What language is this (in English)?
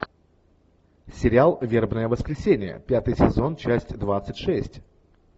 Russian